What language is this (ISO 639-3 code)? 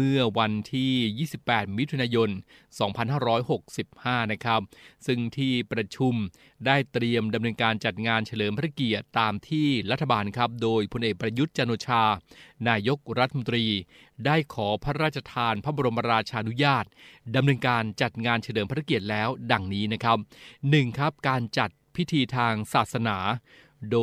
tha